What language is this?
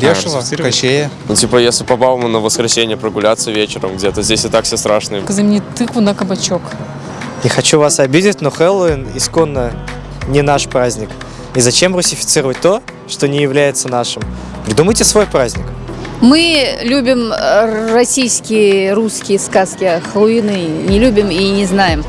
Russian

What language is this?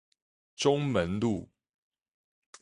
Chinese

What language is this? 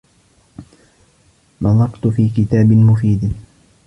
Arabic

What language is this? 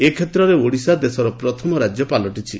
Odia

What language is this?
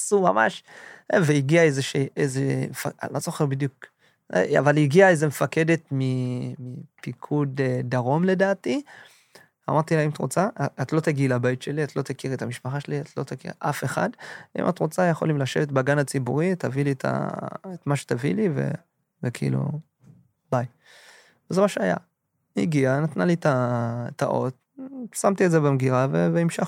Hebrew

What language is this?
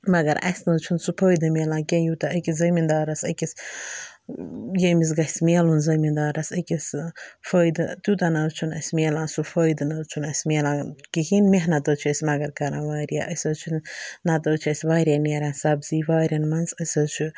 Kashmiri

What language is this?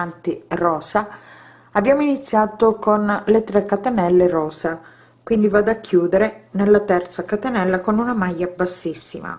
Italian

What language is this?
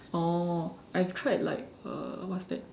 English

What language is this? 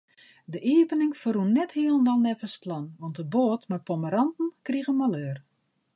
Western Frisian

